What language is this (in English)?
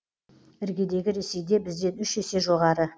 Kazakh